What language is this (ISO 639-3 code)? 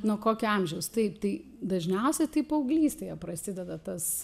lit